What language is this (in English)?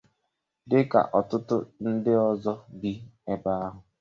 Igbo